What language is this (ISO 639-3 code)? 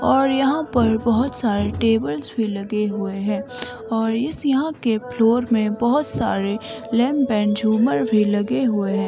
hin